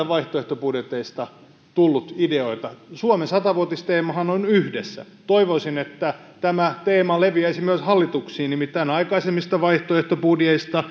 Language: Finnish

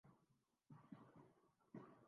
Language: Urdu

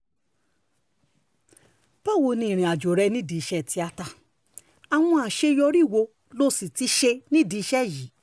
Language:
Yoruba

